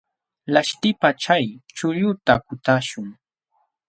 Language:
Jauja Wanca Quechua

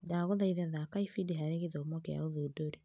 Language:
Kikuyu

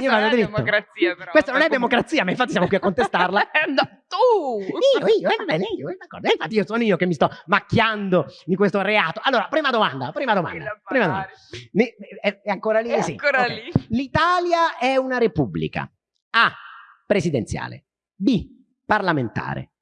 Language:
Italian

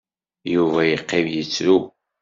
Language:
Kabyle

